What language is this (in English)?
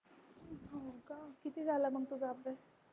Marathi